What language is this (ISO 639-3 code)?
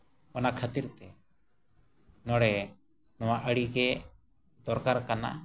sat